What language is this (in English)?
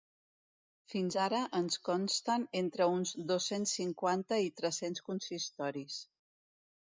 Catalan